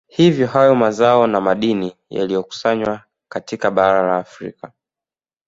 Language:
Swahili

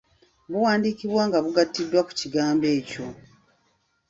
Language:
Ganda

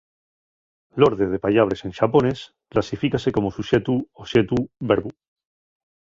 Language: Asturian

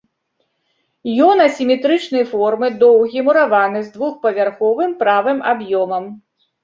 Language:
Belarusian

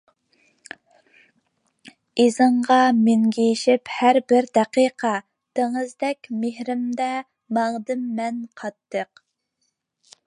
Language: Uyghur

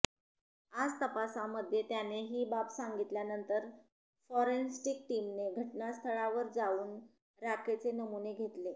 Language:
Marathi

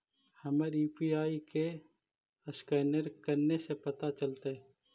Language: Magahi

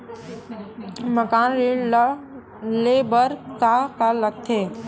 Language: Chhattisgarhi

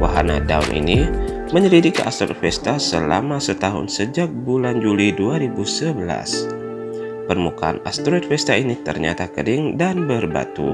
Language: Indonesian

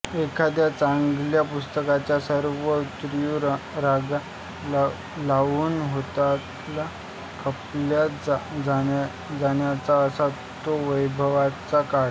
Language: Marathi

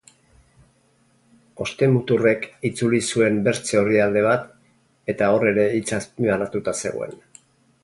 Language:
Basque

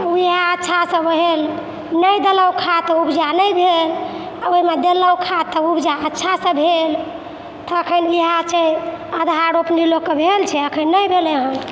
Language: Maithili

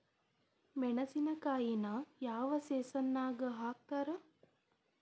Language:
Kannada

